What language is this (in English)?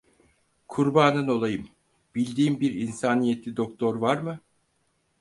Turkish